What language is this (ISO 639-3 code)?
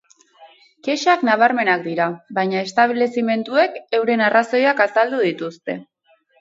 eus